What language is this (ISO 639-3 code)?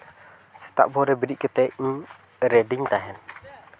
sat